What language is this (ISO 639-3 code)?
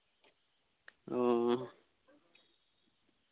sat